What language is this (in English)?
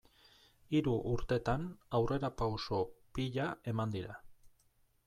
Basque